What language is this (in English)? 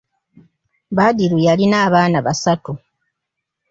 Ganda